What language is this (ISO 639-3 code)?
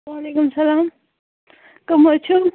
kas